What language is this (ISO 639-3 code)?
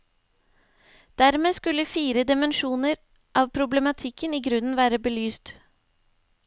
nor